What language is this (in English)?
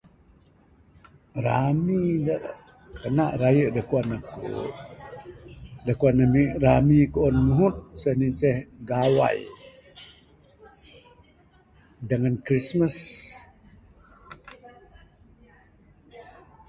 Bukar-Sadung Bidayuh